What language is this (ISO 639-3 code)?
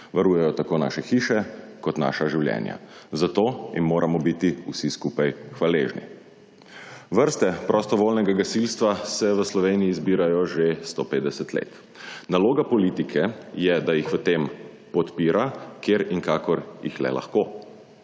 slv